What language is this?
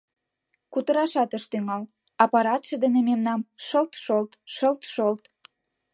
Mari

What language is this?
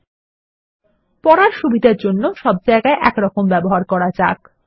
Bangla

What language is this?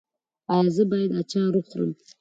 Pashto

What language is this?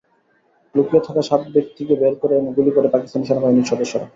Bangla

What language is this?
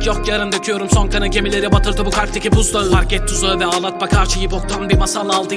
Turkish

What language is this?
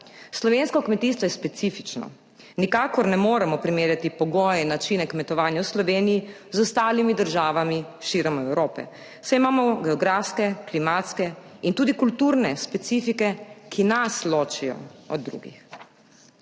Slovenian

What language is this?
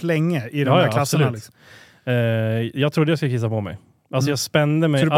Swedish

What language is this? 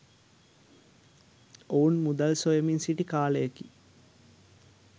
Sinhala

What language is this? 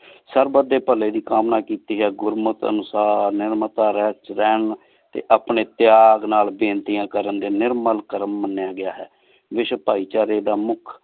Punjabi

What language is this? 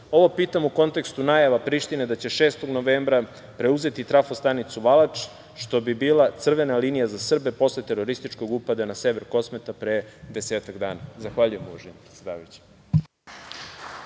Serbian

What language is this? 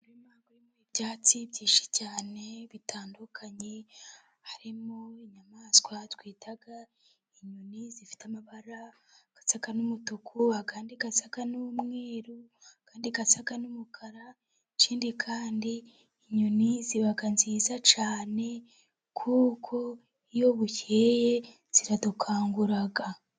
Kinyarwanda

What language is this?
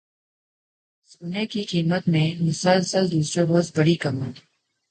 Urdu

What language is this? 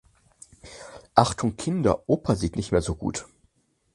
German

